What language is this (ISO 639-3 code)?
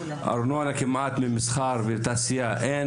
heb